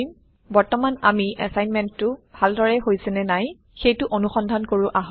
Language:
Assamese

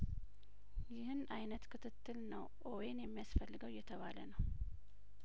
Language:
Amharic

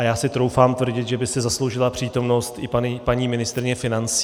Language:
Czech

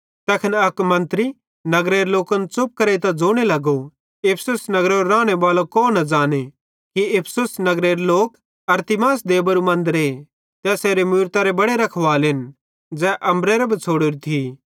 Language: Bhadrawahi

